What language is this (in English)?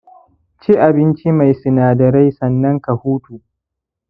Hausa